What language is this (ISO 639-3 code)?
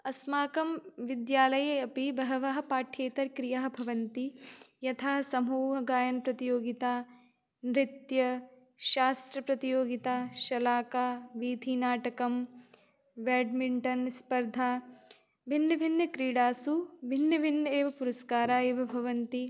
san